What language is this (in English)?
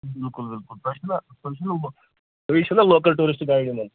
Kashmiri